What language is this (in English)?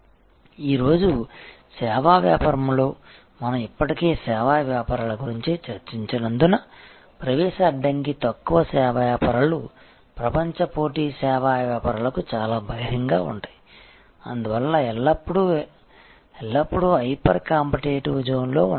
Telugu